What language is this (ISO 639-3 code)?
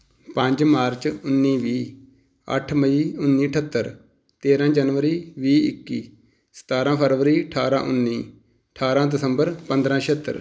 pan